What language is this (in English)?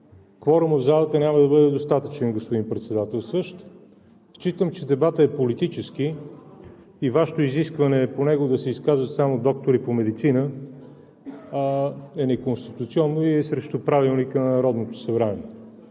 Bulgarian